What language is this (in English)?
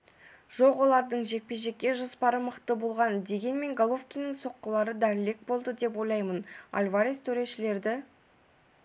Kazakh